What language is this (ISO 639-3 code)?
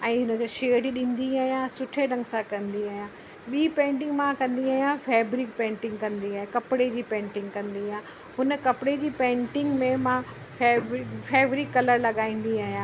snd